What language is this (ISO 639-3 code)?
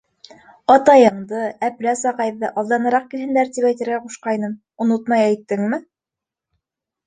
bak